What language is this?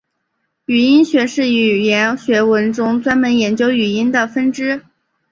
Chinese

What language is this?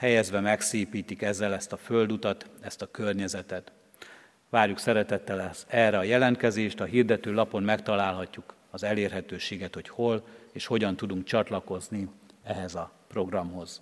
Hungarian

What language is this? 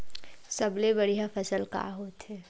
Chhattisgarhi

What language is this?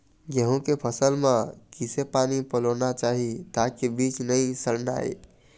Chhattisgarhi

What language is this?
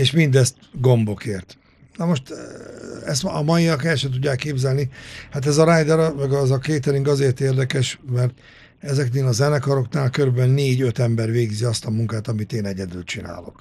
Hungarian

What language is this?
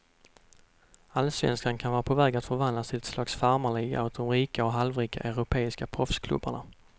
Swedish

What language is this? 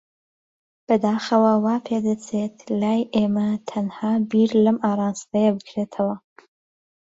Central Kurdish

